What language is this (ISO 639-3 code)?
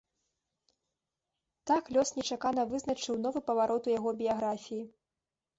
bel